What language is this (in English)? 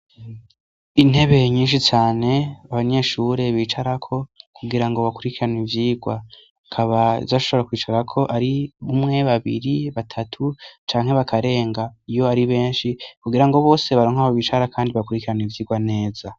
Rundi